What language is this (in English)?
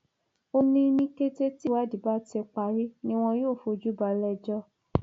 Yoruba